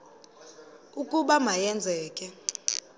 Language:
Xhosa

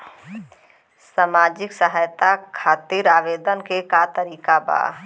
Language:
Bhojpuri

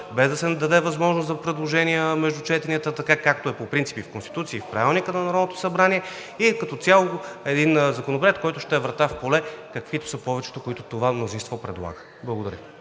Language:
Bulgarian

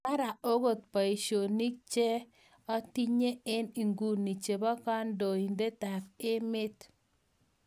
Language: Kalenjin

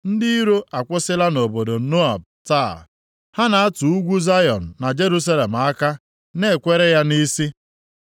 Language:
Igbo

